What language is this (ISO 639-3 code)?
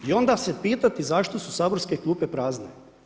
hrv